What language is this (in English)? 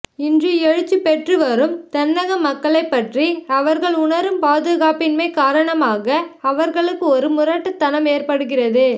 Tamil